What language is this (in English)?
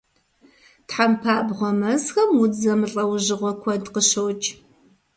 Kabardian